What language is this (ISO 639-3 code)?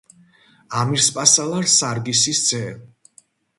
kat